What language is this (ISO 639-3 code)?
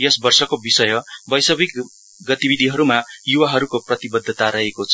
nep